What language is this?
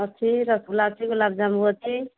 Odia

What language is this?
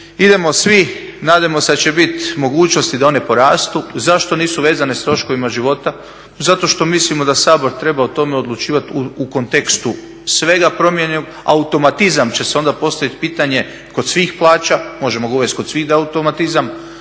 Croatian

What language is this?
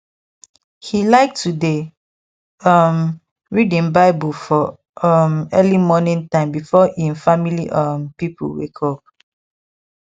Nigerian Pidgin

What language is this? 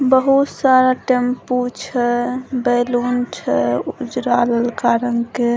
Maithili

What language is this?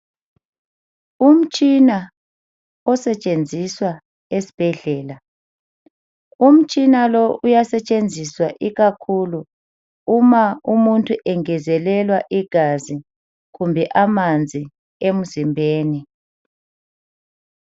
North Ndebele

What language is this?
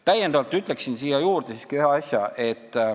Estonian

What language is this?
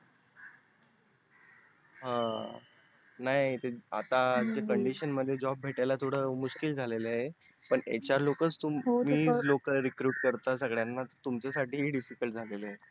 Marathi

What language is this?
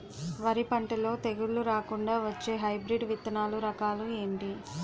Telugu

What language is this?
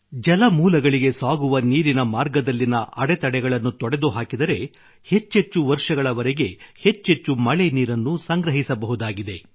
Kannada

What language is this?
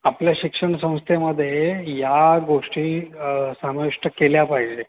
Marathi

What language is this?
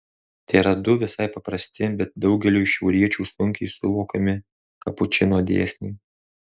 Lithuanian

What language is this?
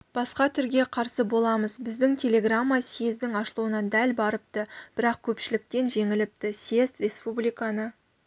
Kazakh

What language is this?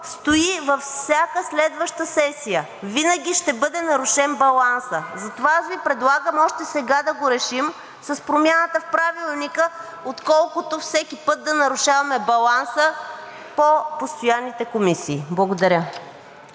Bulgarian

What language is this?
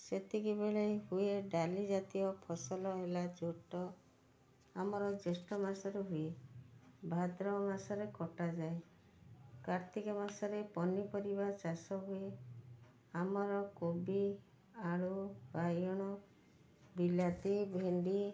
Odia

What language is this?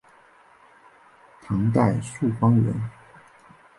Chinese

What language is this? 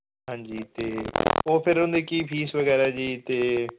Punjabi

